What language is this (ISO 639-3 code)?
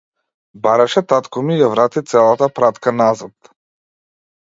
mkd